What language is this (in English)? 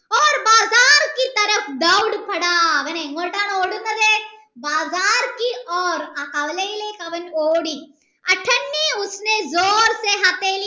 Malayalam